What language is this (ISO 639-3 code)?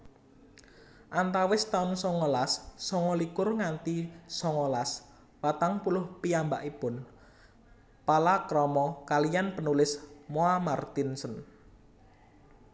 jav